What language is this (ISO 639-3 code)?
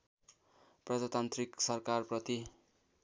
nep